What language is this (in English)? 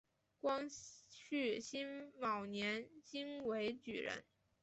Chinese